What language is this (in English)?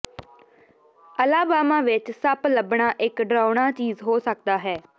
Punjabi